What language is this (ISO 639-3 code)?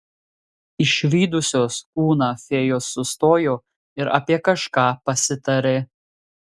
lit